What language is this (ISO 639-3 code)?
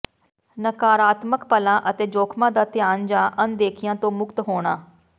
pan